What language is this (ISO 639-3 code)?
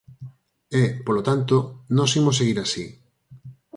glg